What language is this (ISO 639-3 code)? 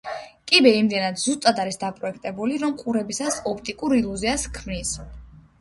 kat